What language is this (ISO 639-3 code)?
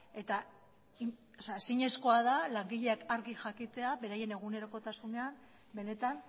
eus